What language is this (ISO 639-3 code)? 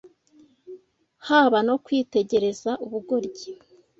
kin